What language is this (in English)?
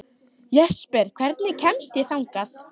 Icelandic